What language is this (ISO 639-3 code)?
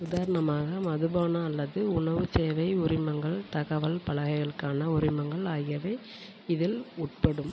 tam